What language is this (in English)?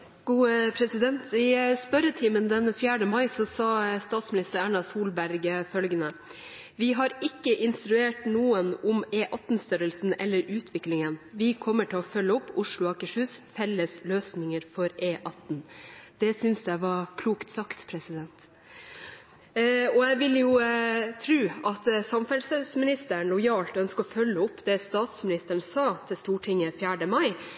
Norwegian Bokmål